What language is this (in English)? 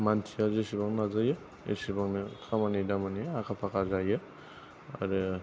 Bodo